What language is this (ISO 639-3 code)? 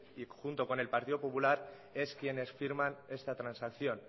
spa